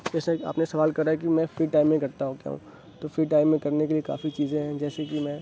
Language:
Urdu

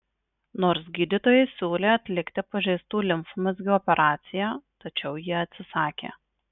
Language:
Lithuanian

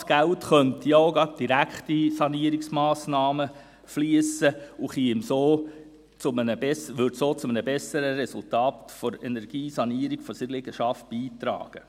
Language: Swiss German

